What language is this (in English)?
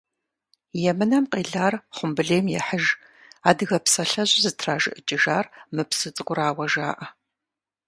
Kabardian